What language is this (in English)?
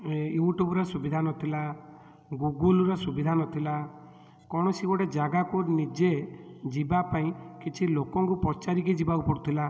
Odia